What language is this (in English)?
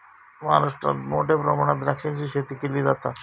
Marathi